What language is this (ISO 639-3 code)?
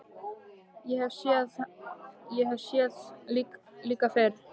isl